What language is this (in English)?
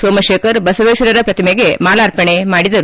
Kannada